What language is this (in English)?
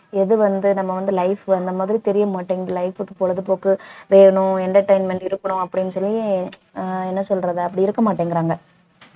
Tamil